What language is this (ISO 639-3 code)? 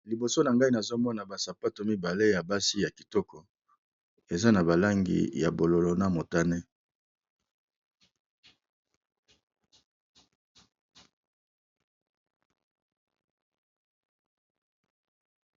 lin